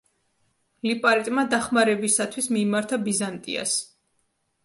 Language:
Georgian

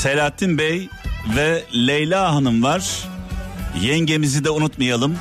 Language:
Turkish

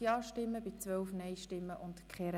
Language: Swiss German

